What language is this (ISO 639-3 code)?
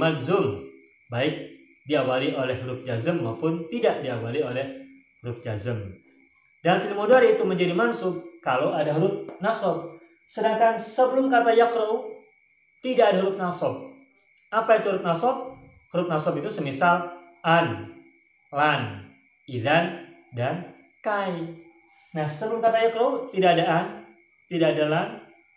ind